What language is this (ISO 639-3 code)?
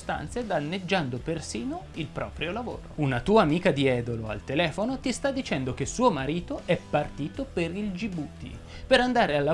ita